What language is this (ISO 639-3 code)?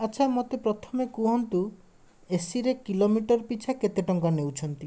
ori